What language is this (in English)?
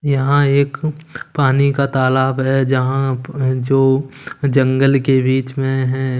Hindi